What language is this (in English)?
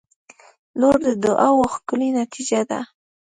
Pashto